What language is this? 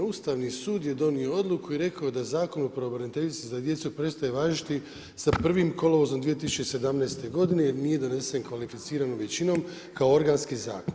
Croatian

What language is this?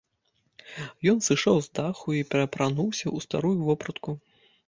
Belarusian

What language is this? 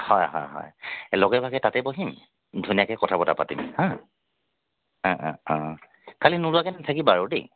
Assamese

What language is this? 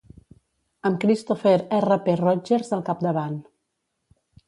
Catalan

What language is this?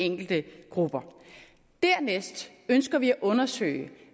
Danish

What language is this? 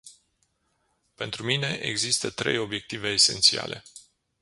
Romanian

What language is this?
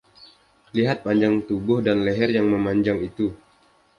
Indonesian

